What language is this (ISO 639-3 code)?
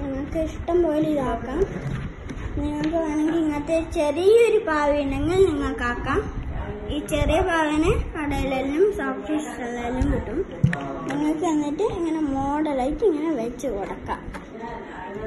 tur